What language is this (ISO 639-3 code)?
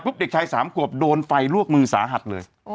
tha